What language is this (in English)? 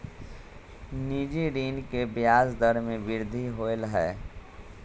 Magahi